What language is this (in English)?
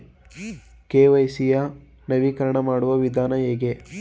Kannada